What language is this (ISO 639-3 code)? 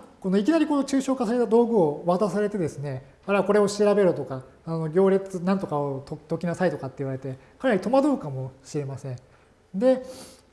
jpn